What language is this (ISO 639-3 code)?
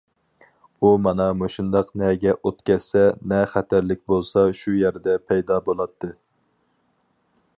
uig